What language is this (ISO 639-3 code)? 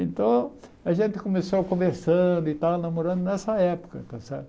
por